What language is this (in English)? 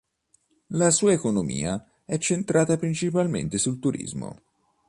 Italian